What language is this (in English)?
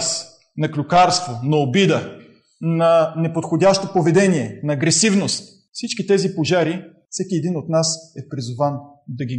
Bulgarian